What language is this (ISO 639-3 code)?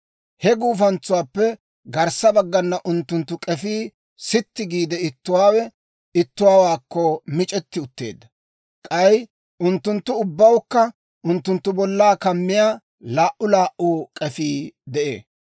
dwr